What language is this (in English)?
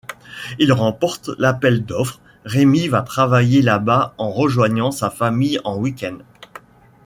French